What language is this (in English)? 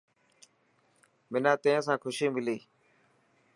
Dhatki